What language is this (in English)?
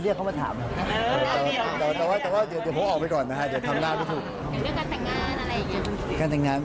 Thai